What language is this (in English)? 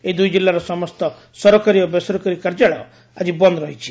Odia